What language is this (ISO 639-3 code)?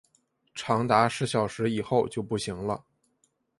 zho